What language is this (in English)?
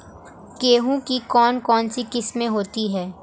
Hindi